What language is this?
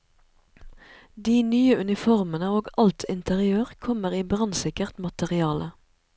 Norwegian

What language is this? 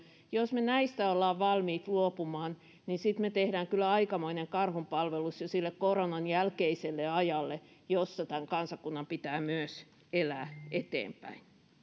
Finnish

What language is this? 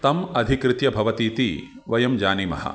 Sanskrit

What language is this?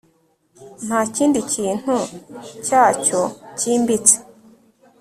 Kinyarwanda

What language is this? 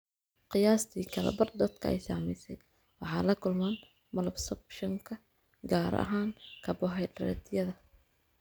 Somali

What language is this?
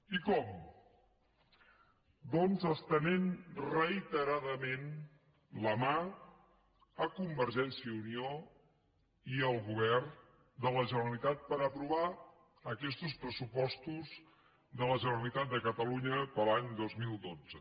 Catalan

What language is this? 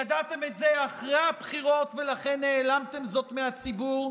Hebrew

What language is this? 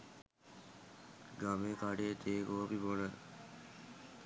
Sinhala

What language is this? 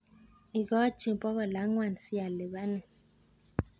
Kalenjin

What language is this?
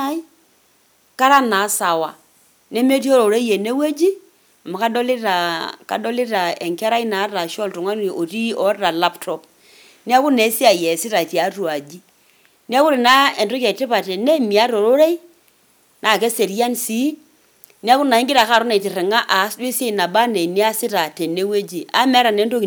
Masai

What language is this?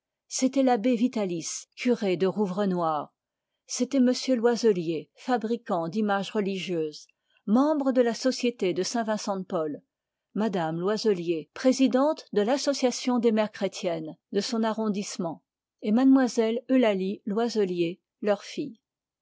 French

